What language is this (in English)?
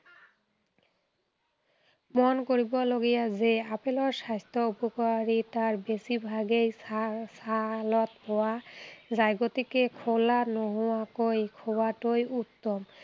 Assamese